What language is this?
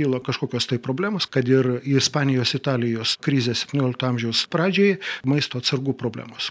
Russian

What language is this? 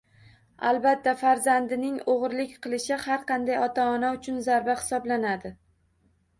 Uzbek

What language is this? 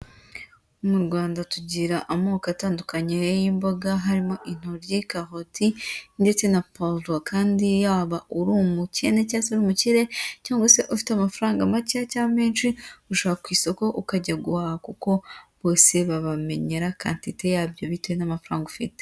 Kinyarwanda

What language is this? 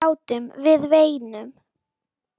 Icelandic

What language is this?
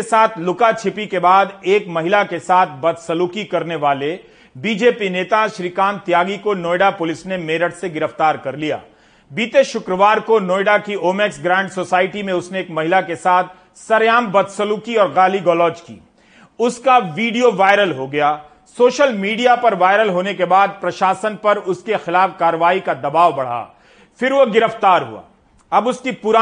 Hindi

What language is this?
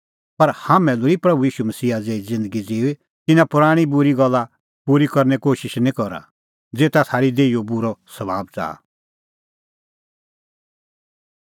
Kullu Pahari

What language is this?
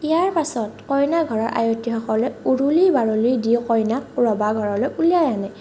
Assamese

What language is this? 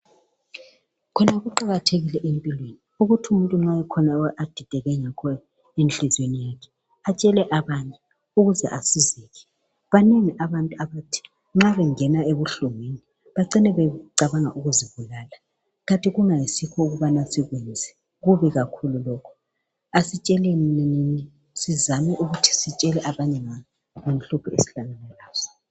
North Ndebele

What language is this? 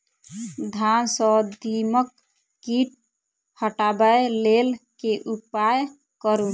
Maithili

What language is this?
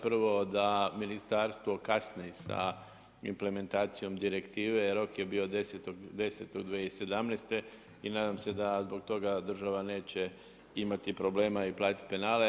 Croatian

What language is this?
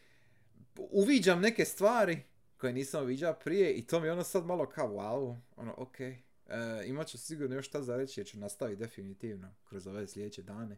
Croatian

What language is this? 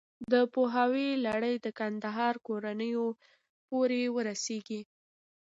Pashto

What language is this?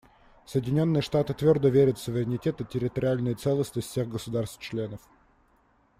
Russian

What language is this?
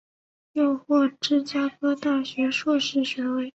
Chinese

